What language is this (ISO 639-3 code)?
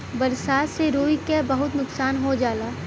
bho